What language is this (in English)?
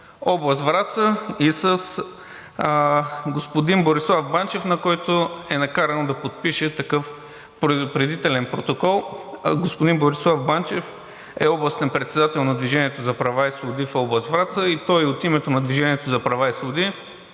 Bulgarian